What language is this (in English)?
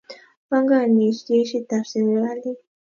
Kalenjin